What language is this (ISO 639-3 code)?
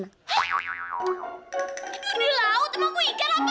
ind